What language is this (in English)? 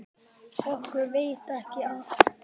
Icelandic